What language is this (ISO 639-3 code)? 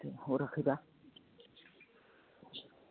brx